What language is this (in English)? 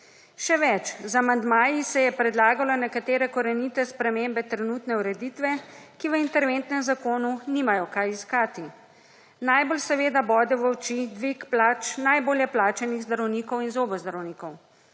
Slovenian